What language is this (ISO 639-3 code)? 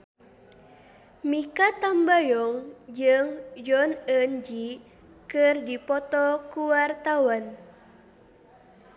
sun